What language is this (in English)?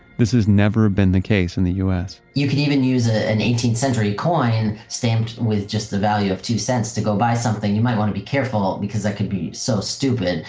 English